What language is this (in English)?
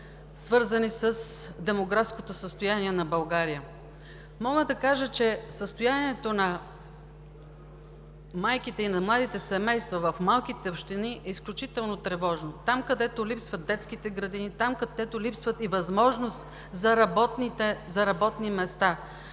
Bulgarian